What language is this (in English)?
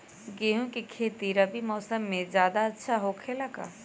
Magahi